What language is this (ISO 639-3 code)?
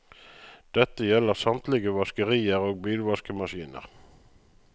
nor